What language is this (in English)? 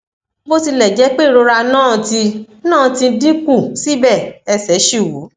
Yoruba